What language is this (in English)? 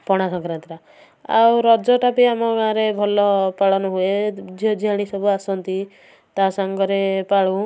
Odia